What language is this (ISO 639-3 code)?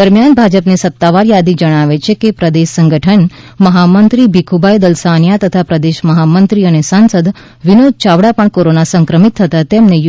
guj